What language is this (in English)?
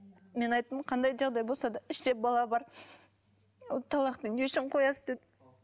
Kazakh